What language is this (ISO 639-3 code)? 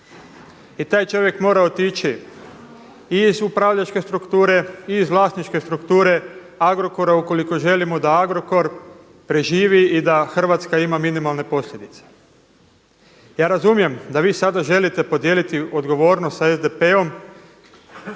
hrv